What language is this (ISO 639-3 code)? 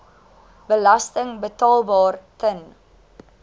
afr